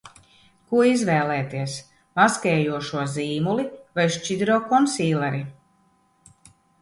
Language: Latvian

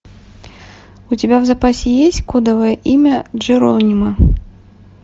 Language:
Russian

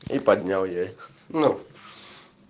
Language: Russian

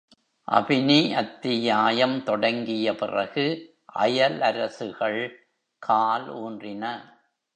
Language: Tamil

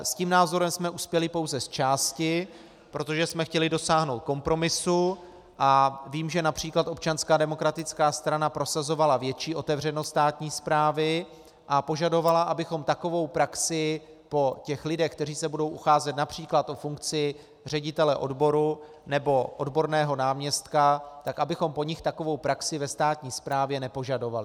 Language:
Czech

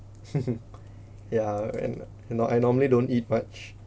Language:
English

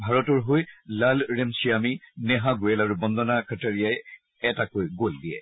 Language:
Assamese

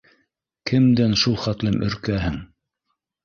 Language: Bashkir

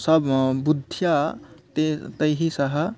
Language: Sanskrit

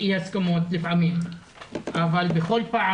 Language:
Hebrew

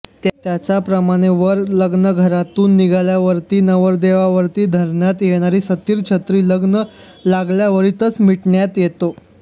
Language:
Marathi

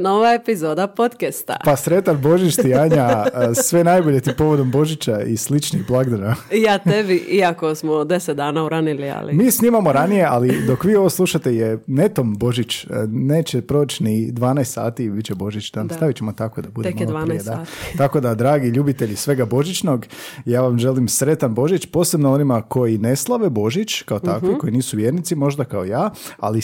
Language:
Croatian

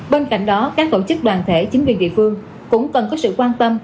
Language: Vietnamese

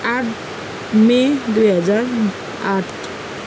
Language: Nepali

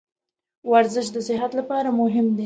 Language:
Pashto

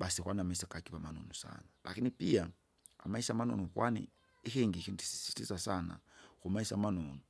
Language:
Kinga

